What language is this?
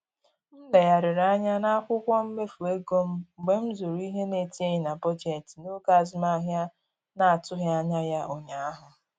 Igbo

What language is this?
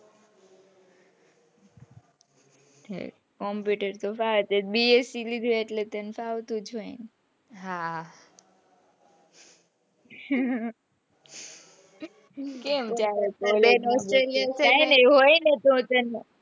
Gujarati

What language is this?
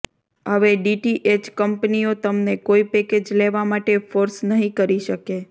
Gujarati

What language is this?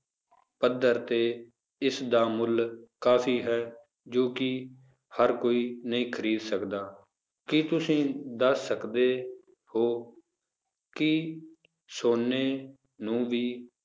Punjabi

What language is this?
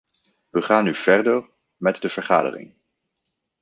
Dutch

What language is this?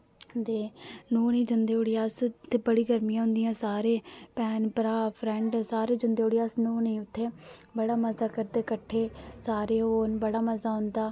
Dogri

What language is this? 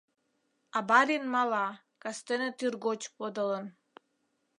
Mari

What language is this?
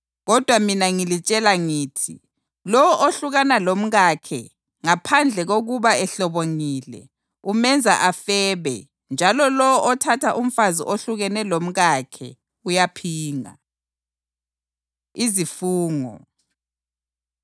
North Ndebele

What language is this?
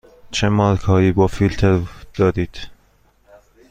Persian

